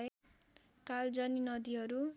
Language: Nepali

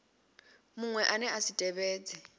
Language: Venda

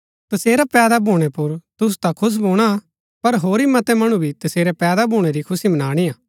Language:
Gaddi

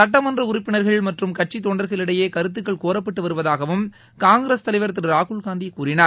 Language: Tamil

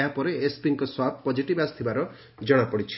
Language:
Odia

